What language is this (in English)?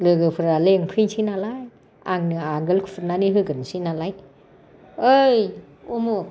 Bodo